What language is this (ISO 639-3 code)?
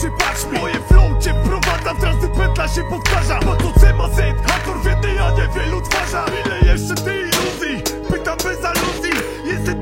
pol